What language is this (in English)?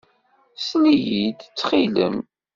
Kabyle